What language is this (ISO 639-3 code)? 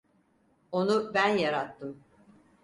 tur